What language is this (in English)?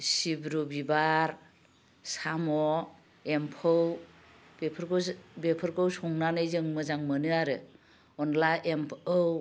Bodo